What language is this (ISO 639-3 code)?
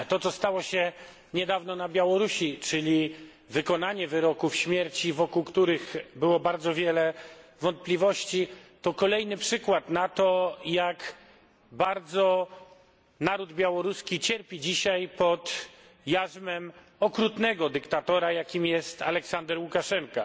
pol